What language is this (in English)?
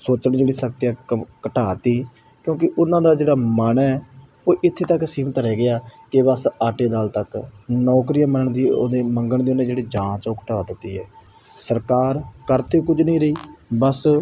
Punjabi